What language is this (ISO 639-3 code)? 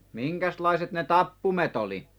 fin